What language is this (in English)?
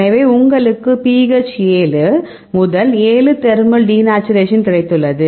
Tamil